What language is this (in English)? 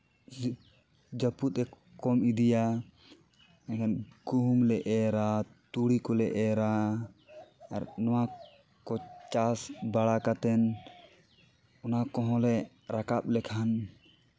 Santali